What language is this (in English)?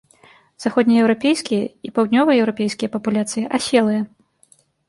Belarusian